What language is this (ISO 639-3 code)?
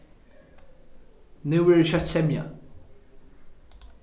fao